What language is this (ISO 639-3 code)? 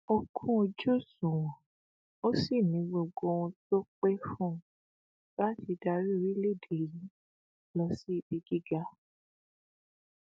yor